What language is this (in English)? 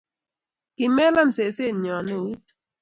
Kalenjin